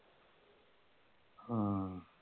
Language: Punjabi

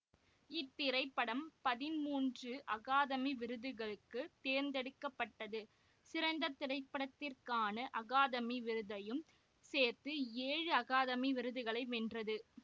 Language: Tamil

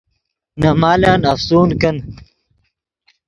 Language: Yidgha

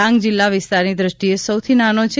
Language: Gujarati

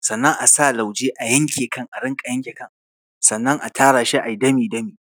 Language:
Hausa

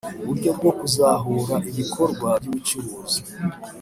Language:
Kinyarwanda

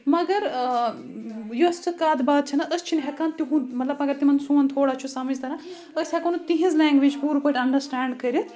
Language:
Kashmiri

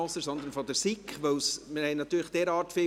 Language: Swiss German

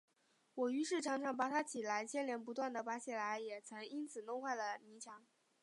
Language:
Chinese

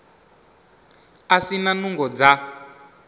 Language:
Venda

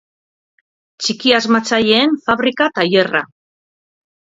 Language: Basque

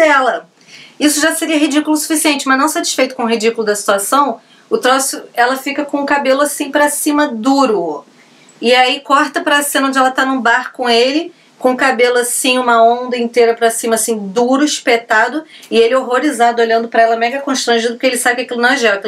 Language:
Portuguese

